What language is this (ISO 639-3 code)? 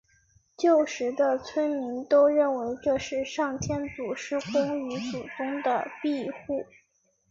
zho